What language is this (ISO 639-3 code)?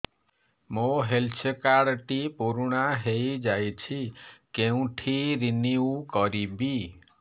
ori